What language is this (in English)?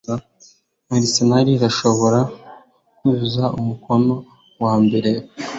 Kinyarwanda